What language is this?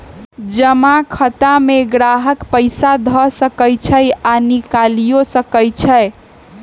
Magahi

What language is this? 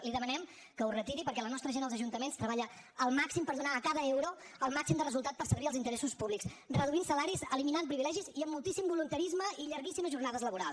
Catalan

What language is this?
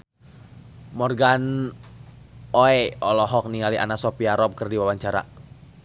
Sundanese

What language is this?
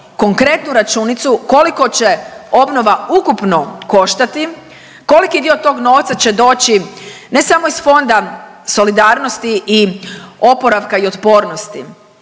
Croatian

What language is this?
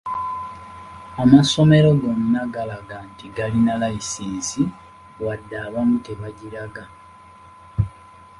Ganda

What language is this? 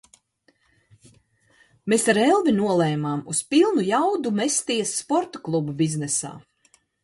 Latvian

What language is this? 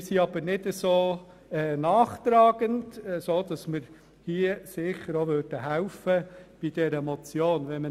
Swiss German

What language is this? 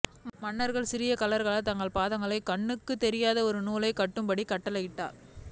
Tamil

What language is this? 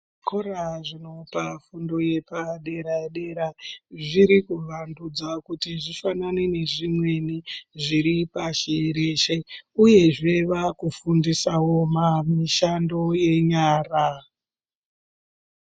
Ndau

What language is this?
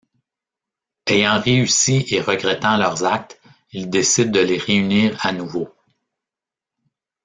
French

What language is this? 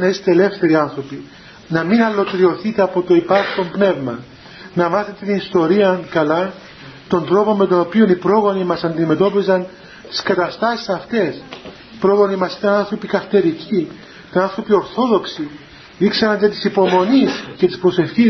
Greek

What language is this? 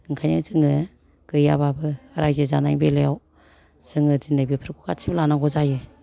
Bodo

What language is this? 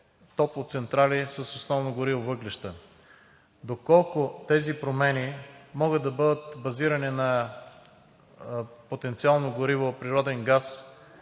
Bulgarian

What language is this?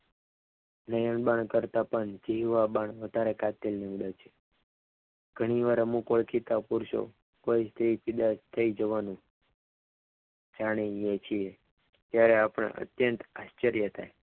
Gujarati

